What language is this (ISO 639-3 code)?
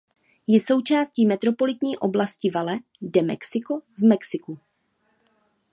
ces